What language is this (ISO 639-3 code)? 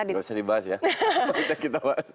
ind